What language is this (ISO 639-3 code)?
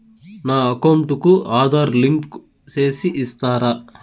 tel